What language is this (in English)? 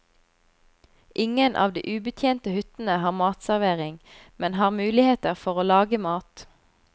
Norwegian